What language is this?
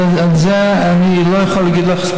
Hebrew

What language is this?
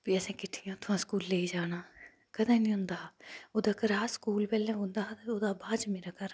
Dogri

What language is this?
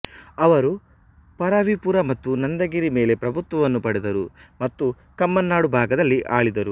Kannada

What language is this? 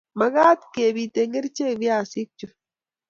Kalenjin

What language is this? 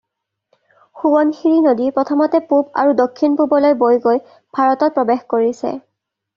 Assamese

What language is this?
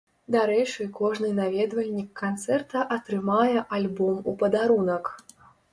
Belarusian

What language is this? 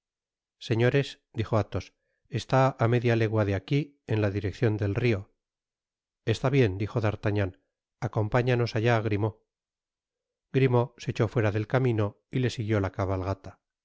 Spanish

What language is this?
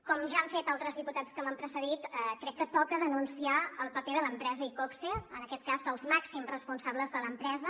Catalan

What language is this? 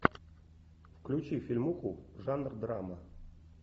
Russian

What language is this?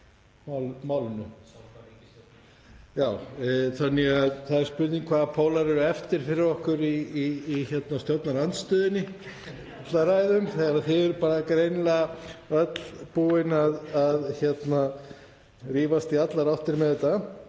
Icelandic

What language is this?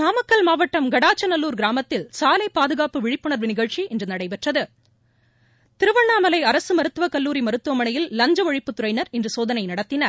Tamil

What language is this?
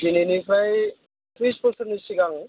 Bodo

